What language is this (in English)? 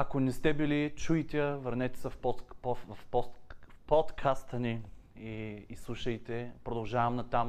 Bulgarian